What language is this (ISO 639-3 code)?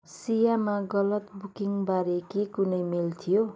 nep